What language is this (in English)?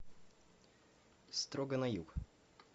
Russian